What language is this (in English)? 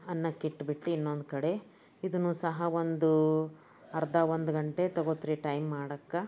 Kannada